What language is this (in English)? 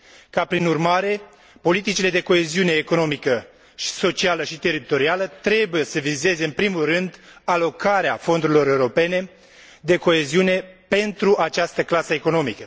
Romanian